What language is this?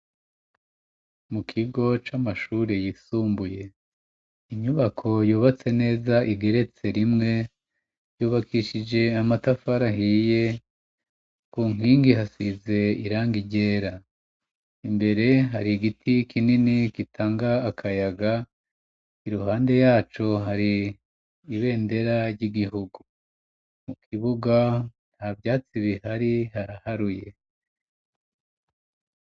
Rundi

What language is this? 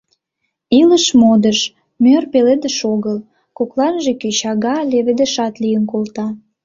Mari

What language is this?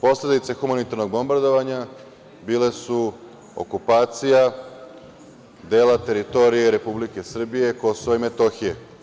Serbian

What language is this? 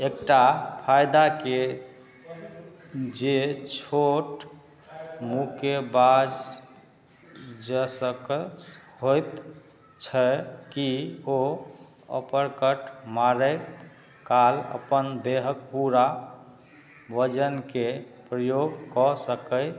Maithili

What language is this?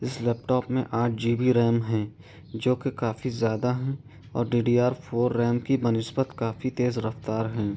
Urdu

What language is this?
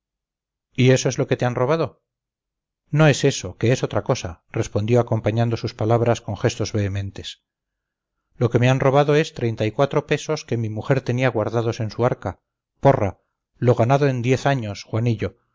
Spanish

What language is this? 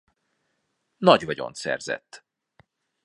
Hungarian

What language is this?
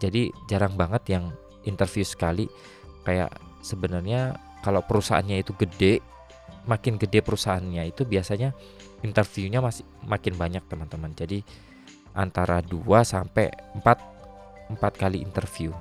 Indonesian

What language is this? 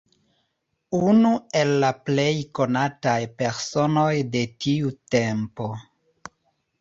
Esperanto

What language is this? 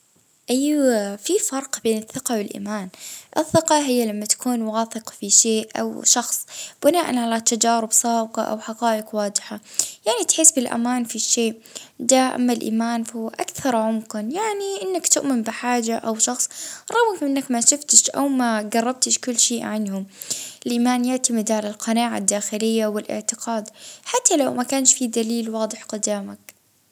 Libyan Arabic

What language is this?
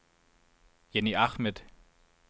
Danish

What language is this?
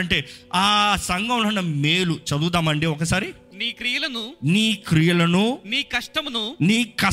Telugu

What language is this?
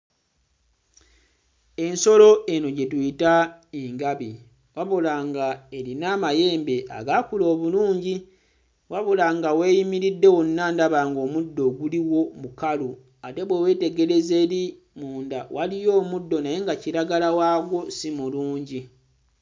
Ganda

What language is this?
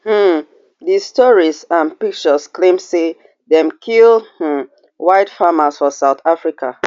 Nigerian Pidgin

